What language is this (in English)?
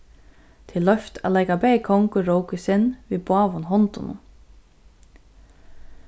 Faroese